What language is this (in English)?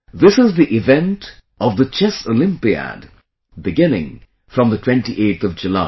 English